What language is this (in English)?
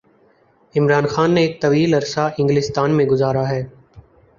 Urdu